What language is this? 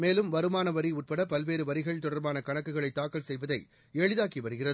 Tamil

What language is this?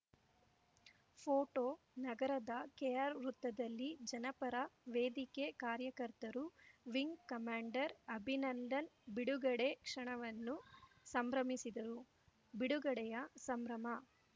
Kannada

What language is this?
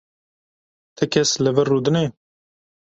Kurdish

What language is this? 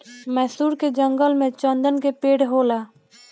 Bhojpuri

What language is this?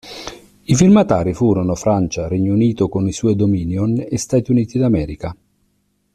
Italian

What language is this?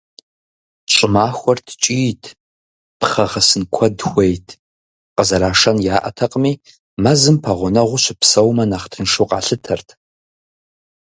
Kabardian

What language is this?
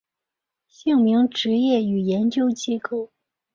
Chinese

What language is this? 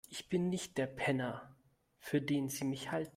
German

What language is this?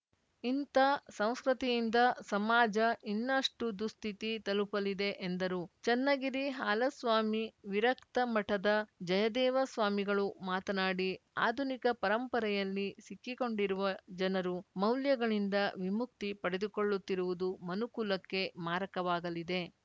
Kannada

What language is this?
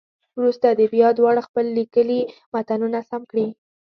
Pashto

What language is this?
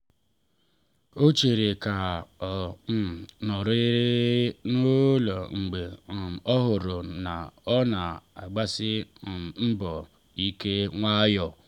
Igbo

